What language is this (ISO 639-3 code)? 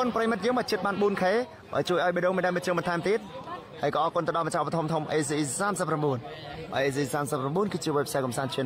tha